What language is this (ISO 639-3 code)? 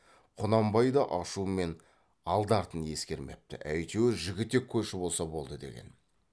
kaz